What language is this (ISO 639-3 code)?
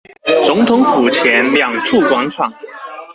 zho